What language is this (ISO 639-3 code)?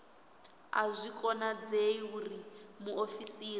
ven